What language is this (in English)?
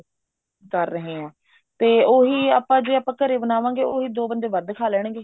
Punjabi